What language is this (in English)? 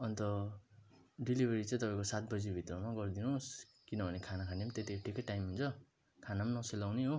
Nepali